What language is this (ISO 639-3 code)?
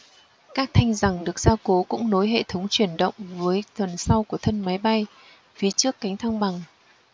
vie